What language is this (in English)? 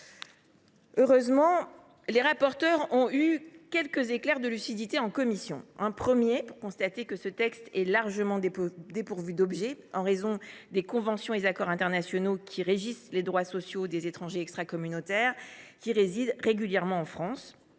French